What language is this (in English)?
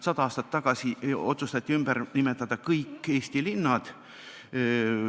Estonian